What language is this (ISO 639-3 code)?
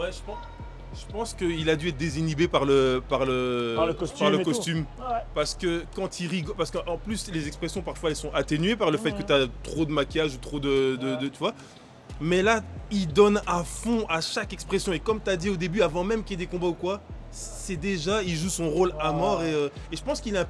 fra